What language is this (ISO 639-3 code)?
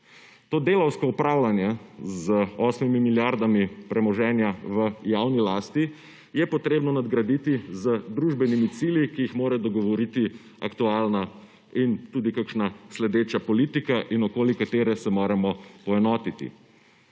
slv